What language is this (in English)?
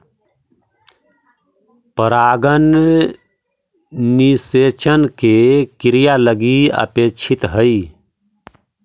Magahi